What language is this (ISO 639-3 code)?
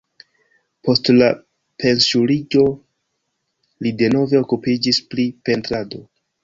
epo